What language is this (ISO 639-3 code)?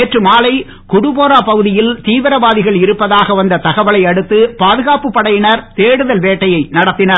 tam